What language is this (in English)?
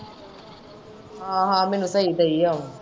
Punjabi